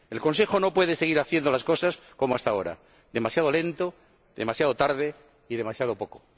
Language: Spanish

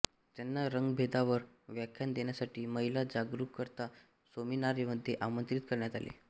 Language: Marathi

